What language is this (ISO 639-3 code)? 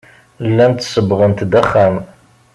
kab